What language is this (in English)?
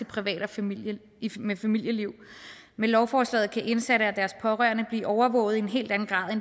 Danish